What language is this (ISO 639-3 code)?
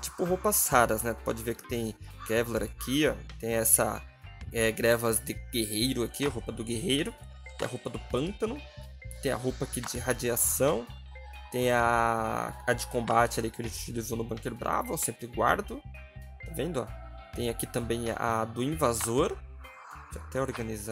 por